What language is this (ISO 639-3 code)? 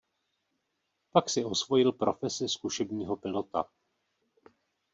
ces